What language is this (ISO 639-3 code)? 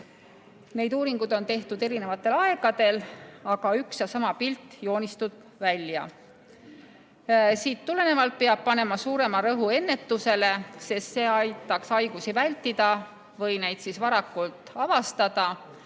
est